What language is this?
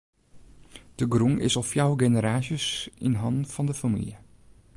Western Frisian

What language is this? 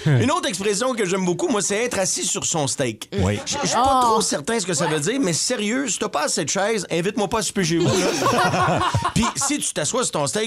French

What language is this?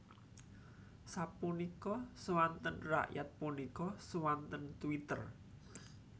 Javanese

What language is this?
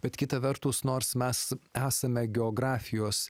Lithuanian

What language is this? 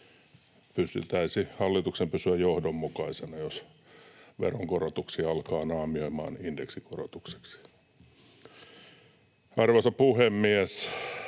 Finnish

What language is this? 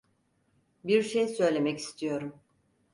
Turkish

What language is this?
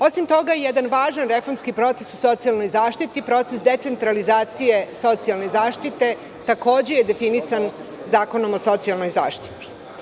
Serbian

